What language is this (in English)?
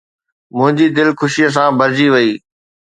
Sindhi